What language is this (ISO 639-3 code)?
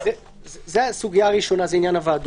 heb